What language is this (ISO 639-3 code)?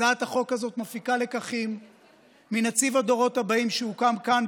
heb